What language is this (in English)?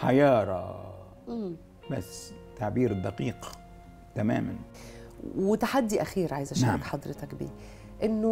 Arabic